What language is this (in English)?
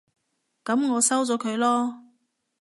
Cantonese